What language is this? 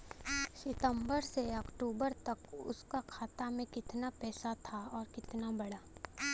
Bhojpuri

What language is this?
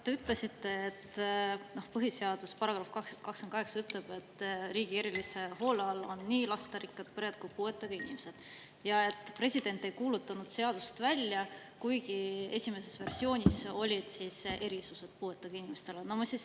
Estonian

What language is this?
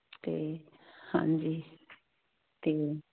Punjabi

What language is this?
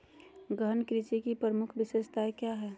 Magahi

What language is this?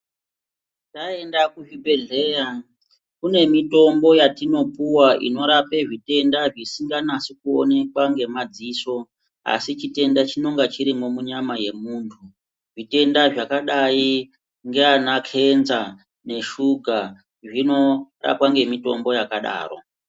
Ndau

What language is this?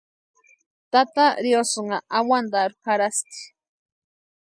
Western Highland Purepecha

